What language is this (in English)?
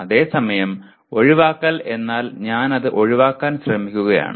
Malayalam